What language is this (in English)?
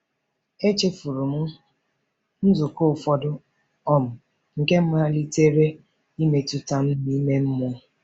Igbo